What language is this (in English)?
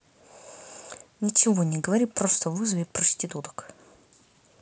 Russian